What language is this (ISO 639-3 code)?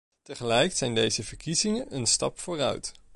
nld